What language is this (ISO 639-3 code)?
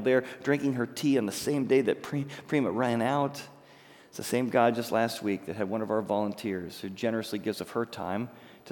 eng